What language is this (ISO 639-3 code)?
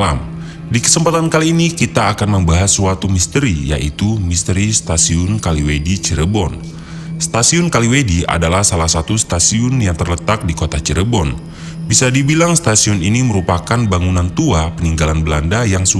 ind